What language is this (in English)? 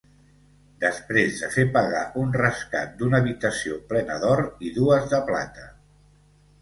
Catalan